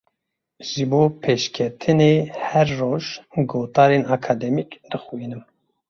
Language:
Kurdish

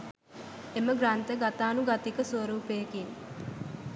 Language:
Sinhala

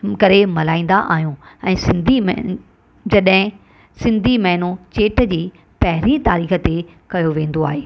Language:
Sindhi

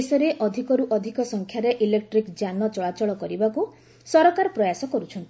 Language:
Odia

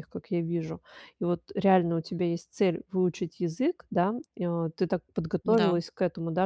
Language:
Russian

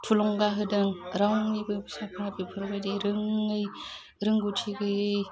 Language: Bodo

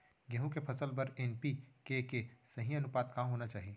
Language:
Chhattisgarhi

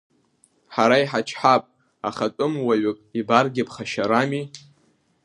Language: Abkhazian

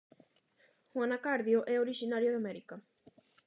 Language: Galician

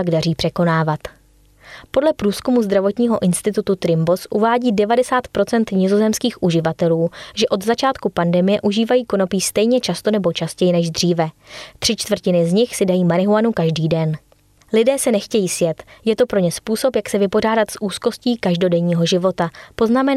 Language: Czech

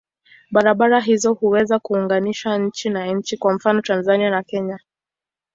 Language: Swahili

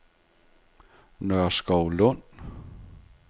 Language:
Danish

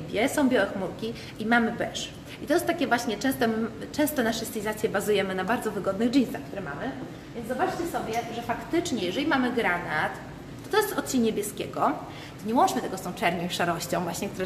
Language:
Polish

